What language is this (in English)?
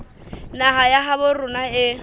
Southern Sotho